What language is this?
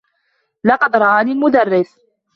Arabic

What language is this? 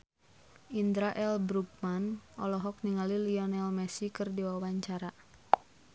Sundanese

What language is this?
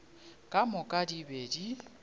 Northern Sotho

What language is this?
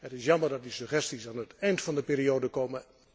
Dutch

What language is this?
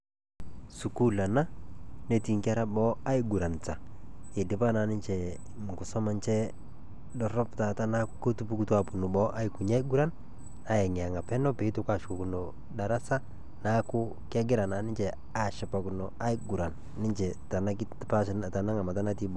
Masai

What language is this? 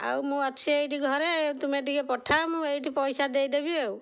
Odia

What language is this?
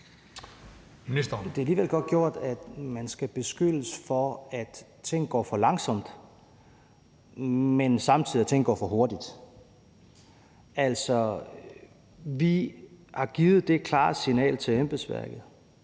Danish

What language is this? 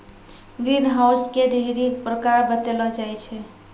Maithili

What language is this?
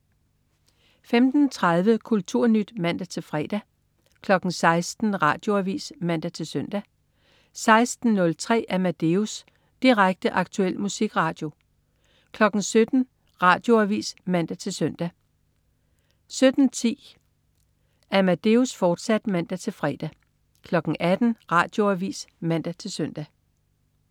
Danish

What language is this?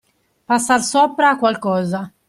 Italian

